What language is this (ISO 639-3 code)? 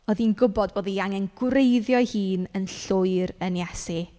cym